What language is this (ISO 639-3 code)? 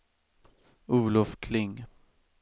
swe